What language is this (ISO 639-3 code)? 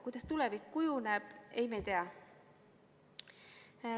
est